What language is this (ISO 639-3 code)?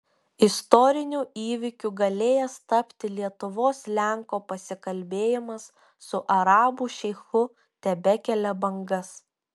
lit